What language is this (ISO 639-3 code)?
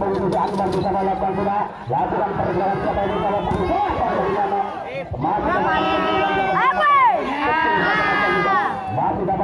ind